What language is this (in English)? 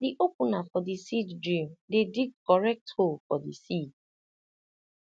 Nigerian Pidgin